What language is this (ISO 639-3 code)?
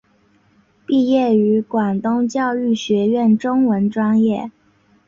zho